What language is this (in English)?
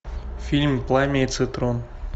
Russian